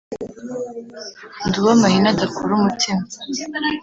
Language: Kinyarwanda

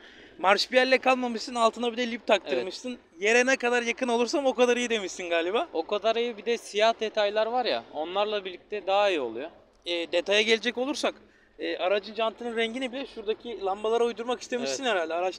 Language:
Turkish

